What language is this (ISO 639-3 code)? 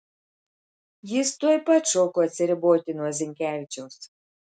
lit